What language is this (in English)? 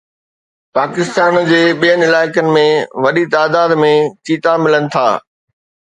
Sindhi